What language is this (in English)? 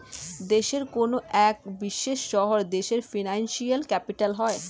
Bangla